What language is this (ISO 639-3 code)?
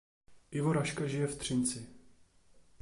ces